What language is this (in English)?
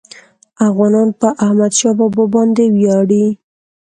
Pashto